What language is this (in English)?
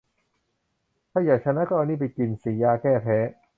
Thai